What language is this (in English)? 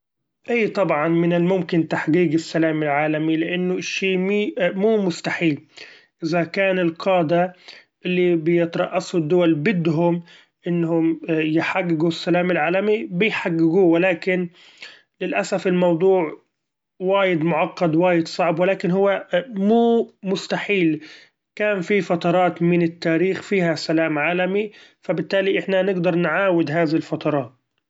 Gulf Arabic